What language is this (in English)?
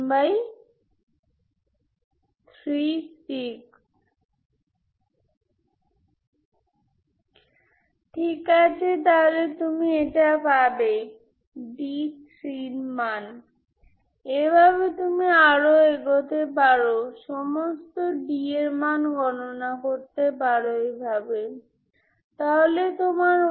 Bangla